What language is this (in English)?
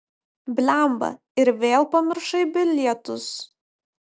Lithuanian